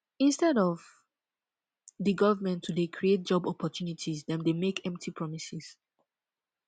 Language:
Nigerian Pidgin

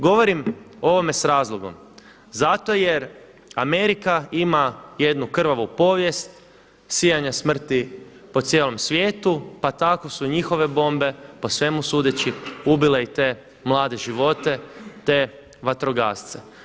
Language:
Croatian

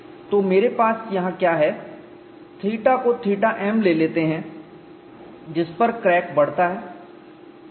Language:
Hindi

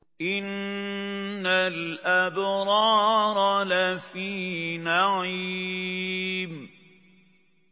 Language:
Arabic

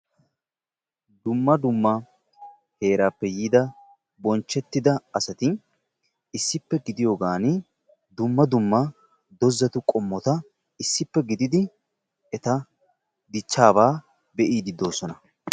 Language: Wolaytta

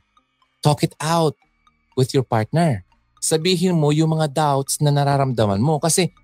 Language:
Filipino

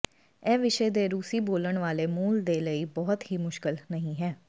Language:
Punjabi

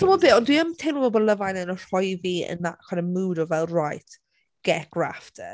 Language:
Welsh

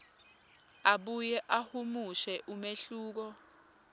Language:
Swati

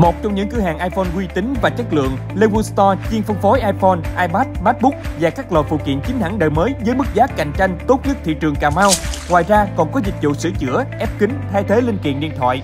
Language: Vietnamese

